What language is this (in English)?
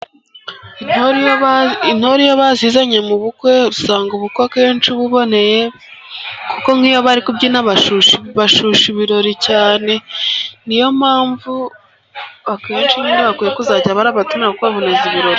Kinyarwanda